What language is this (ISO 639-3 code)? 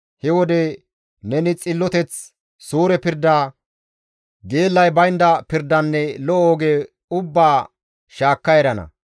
gmv